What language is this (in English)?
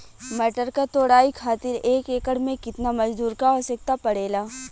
Bhojpuri